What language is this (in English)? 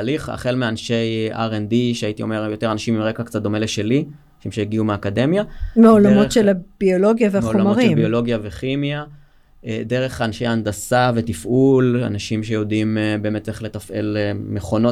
Hebrew